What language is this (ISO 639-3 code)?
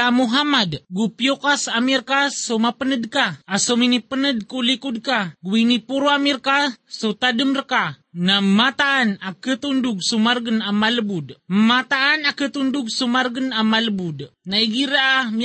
fil